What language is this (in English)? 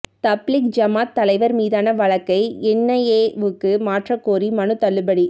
Tamil